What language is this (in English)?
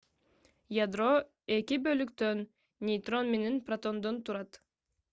Kyrgyz